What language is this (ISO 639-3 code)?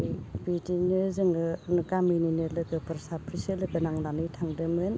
brx